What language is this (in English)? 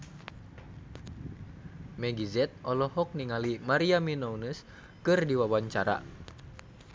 Sundanese